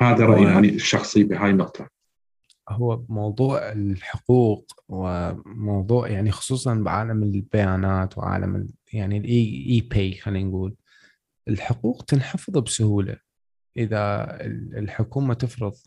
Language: Arabic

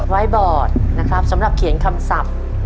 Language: Thai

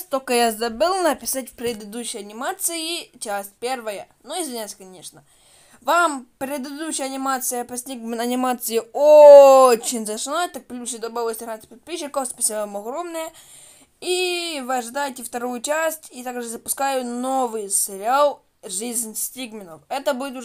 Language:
Russian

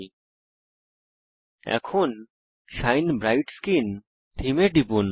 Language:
Bangla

